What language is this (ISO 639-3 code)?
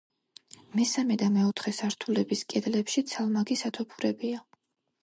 kat